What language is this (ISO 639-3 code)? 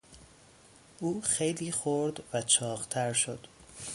fas